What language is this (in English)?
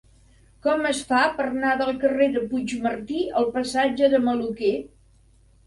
Catalan